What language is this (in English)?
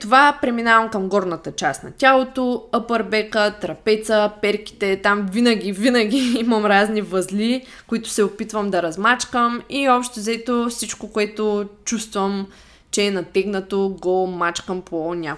Bulgarian